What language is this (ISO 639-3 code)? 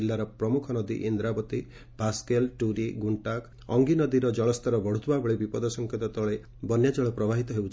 ori